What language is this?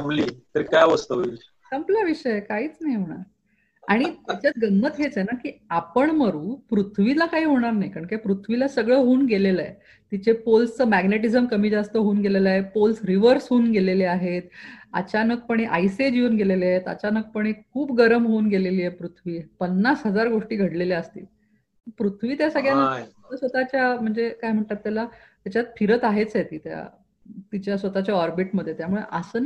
Marathi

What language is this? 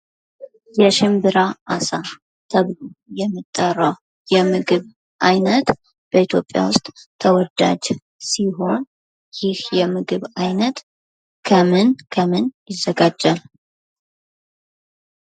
Amharic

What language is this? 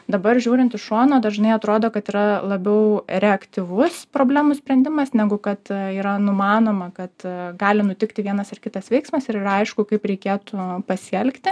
Lithuanian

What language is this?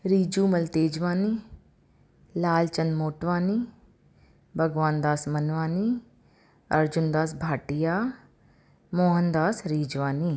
Sindhi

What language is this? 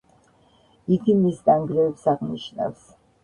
Georgian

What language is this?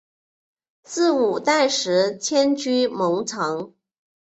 Chinese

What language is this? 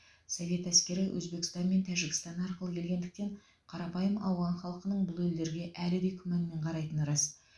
Kazakh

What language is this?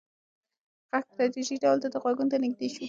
Pashto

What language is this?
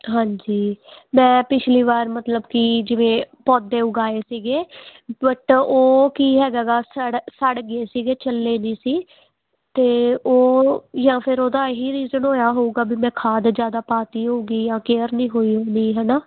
Punjabi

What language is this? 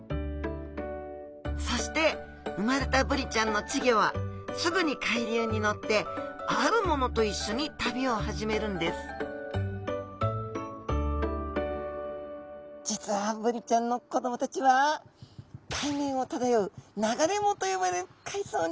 Japanese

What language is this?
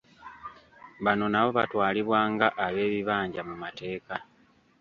Ganda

